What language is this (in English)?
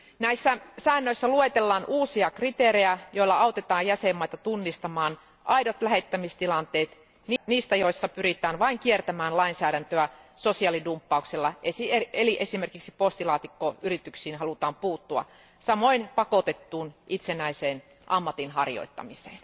Finnish